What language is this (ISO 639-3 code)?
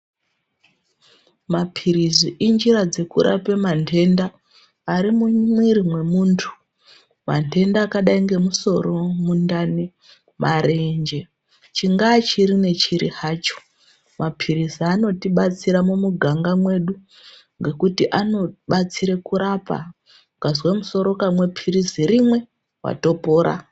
ndc